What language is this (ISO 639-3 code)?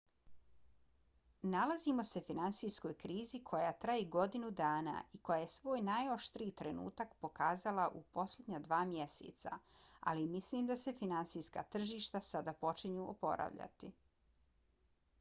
bos